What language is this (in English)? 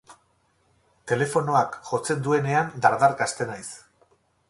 Basque